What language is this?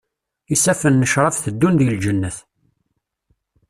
Kabyle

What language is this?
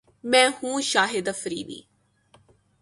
Urdu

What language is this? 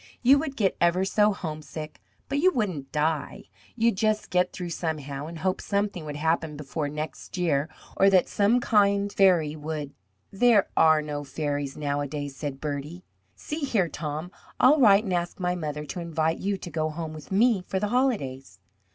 English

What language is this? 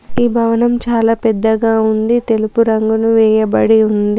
Telugu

